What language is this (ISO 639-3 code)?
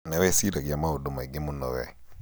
kik